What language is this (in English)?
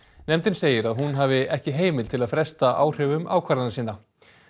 Icelandic